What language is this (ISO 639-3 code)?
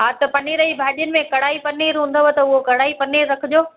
snd